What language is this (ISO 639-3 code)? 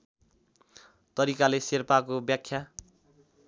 nep